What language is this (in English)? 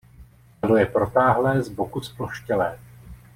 Czech